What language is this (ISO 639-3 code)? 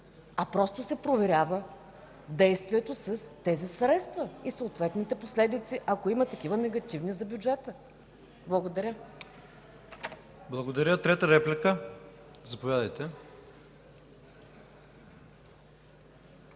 bul